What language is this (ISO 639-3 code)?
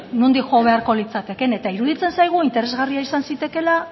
eus